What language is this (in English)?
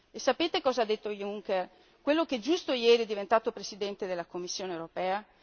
Italian